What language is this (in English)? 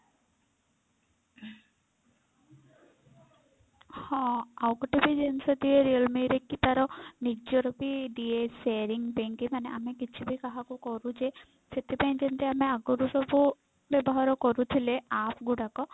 Odia